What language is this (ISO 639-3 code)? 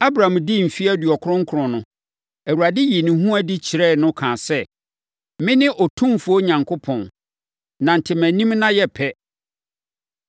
aka